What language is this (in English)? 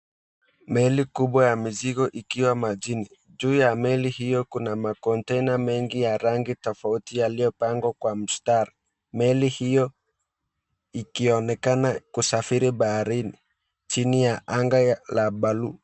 Swahili